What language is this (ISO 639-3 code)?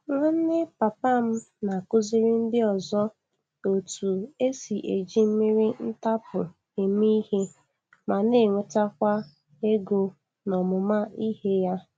ibo